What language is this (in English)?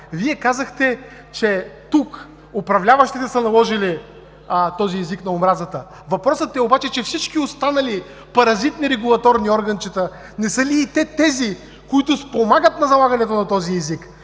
Bulgarian